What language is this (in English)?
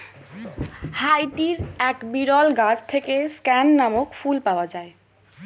Bangla